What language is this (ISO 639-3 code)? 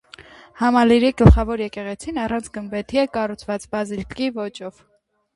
hye